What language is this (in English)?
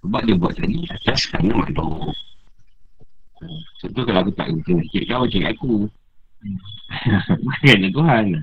Malay